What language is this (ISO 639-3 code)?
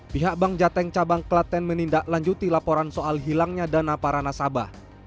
ind